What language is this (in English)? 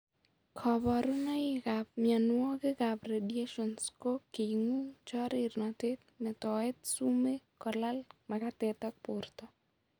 Kalenjin